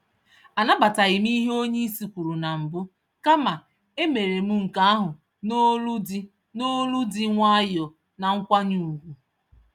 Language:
Igbo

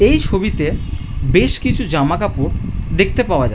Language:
Bangla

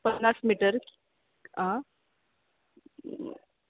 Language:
Konkani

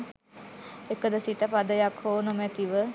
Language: Sinhala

